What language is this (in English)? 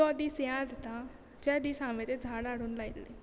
Konkani